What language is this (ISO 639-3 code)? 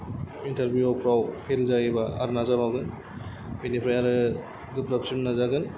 brx